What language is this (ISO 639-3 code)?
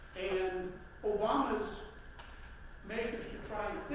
eng